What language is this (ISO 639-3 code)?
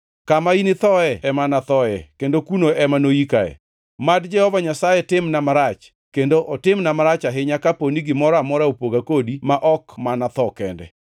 luo